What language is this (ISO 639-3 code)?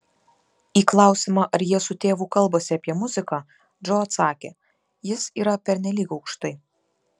lit